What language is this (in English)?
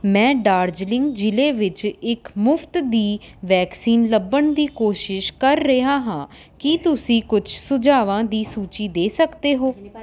Punjabi